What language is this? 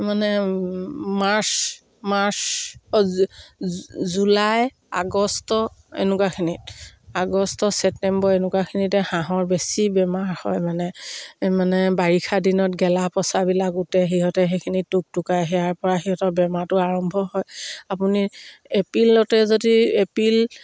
Assamese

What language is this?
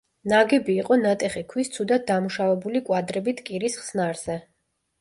Georgian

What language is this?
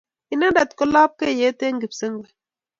Kalenjin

